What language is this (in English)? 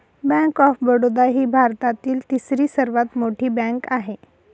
Marathi